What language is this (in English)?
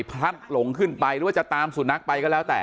Thai